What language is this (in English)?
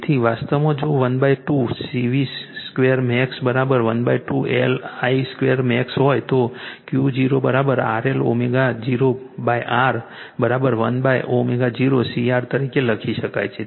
Gujarati